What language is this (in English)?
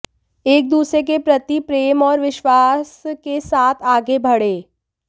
Hindi